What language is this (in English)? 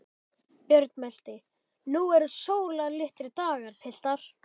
Icelandic